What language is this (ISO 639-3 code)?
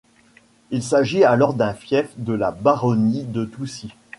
fra